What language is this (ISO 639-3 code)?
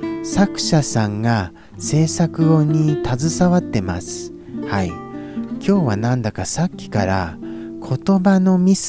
jpn